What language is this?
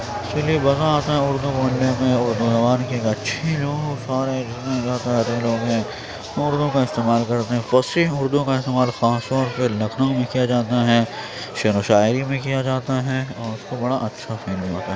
Urdu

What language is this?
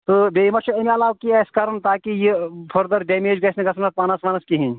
Kashmiri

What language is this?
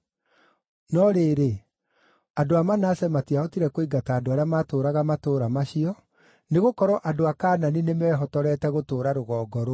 Kikuyu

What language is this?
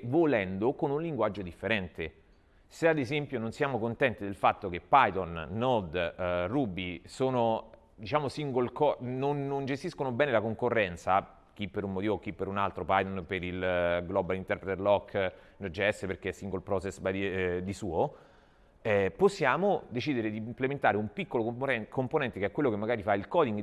Italian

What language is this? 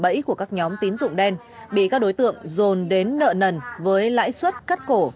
Vietnamese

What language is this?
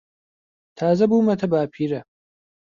Central Kurdish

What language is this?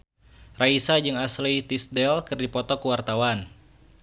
Sundanese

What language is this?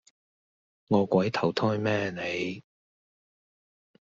Cantonese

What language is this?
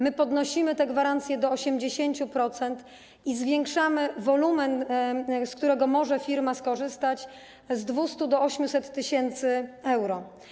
Polish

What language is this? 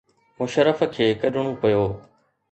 Sindhi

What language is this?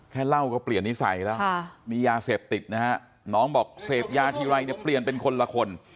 Thai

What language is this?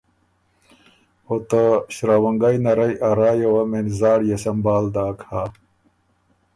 Ormuri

